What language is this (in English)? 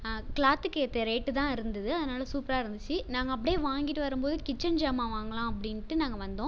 Tamil